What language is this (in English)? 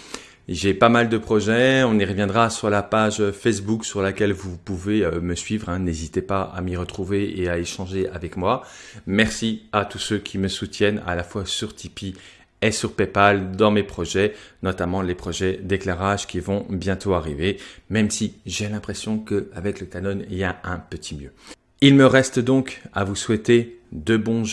French